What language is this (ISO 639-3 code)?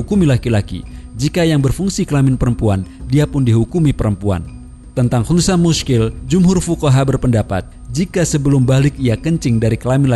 ind